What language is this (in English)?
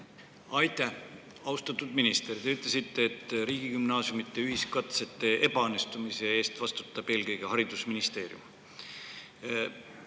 Estonian